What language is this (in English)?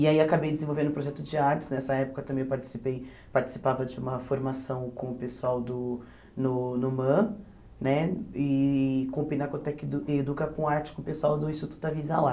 Portuguese